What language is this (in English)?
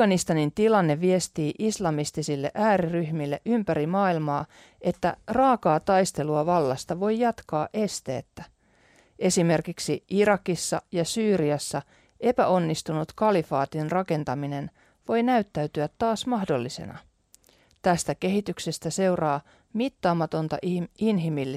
Finnish